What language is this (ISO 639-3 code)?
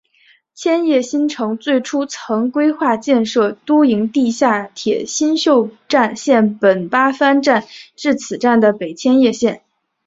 zho